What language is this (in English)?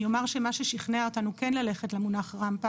Hebrew